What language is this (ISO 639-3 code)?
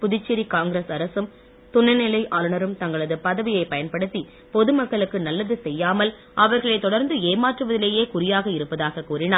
tam